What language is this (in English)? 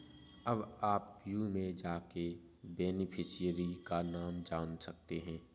Hindi